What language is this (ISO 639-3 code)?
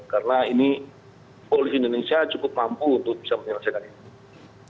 ind